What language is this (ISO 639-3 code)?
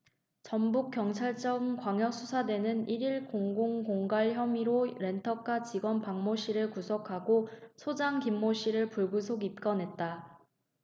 kor